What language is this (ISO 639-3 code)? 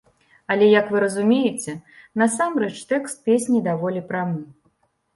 bel